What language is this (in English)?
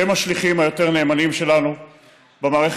Hebrew